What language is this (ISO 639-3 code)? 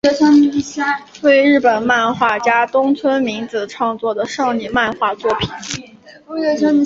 zho